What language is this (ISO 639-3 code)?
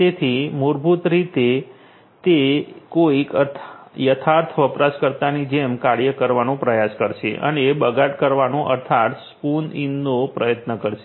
guj